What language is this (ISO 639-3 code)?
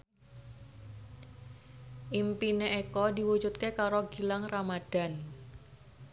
jav